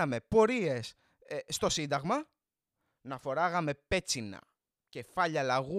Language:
Greek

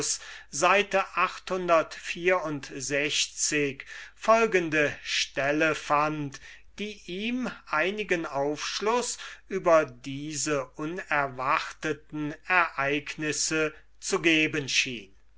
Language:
German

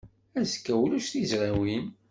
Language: Kabyle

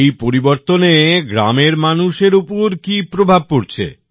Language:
Bangla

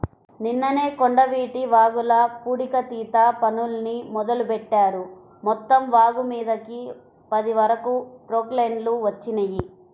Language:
Telugu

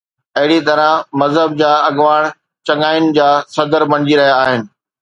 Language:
Sindhi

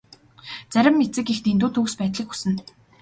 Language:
Mongolian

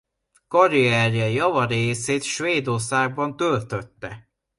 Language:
Hungarian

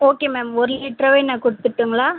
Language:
Tamil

